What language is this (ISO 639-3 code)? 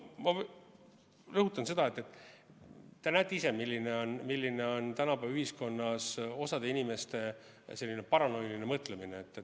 est